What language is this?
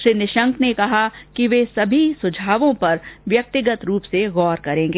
Hindi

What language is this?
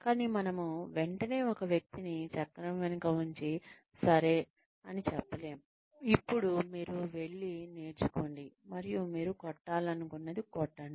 Telugu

